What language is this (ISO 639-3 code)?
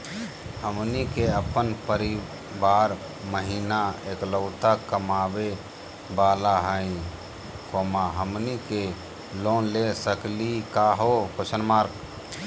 mag